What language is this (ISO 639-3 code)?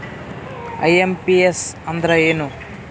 kan